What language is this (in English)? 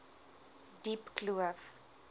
Afrikaans